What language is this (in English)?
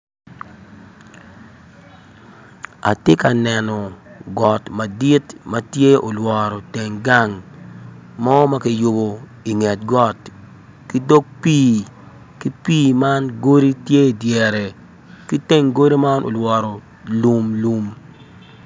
Acoli